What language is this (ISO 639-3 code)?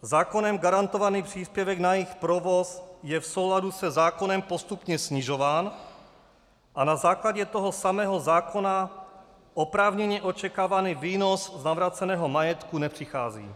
ces